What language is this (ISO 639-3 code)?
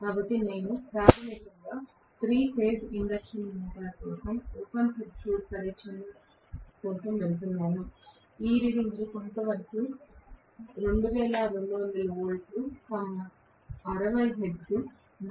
tel